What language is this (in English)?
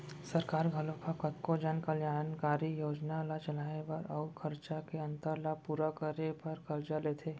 Chhattisgarhi